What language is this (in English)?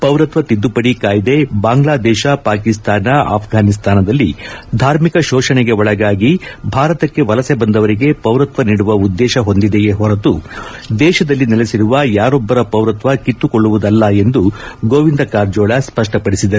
Kannada